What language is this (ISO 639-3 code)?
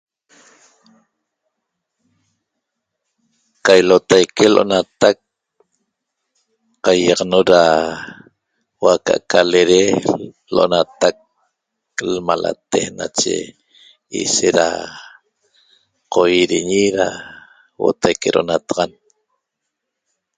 tob